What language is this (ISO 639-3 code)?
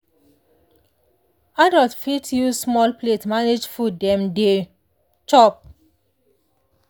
pcm